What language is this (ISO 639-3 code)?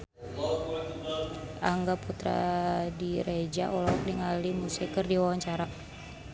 sun